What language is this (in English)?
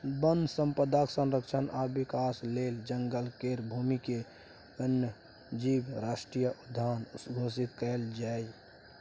Maithili